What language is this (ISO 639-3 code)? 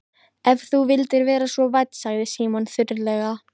isl